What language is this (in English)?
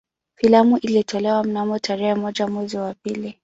Swahili